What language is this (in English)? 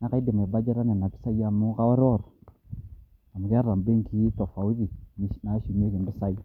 Masai